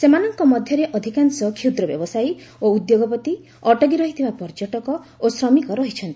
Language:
Odia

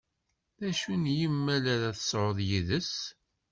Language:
Kabyle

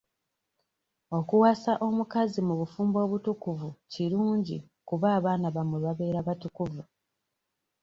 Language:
Ganda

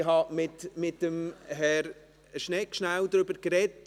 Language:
Swiss German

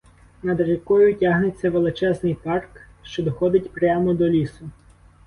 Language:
Ukrainian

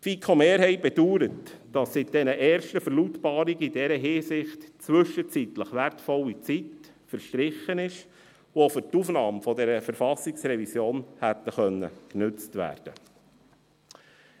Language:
Swiss German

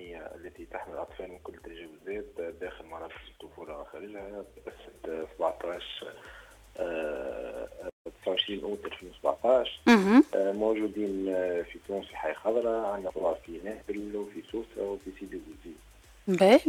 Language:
Arabic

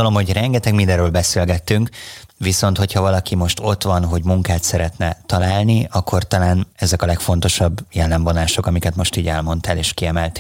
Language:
Hungarian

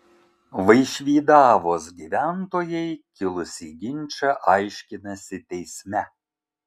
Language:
Lithuanian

